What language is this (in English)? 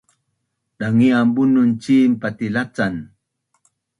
Bunun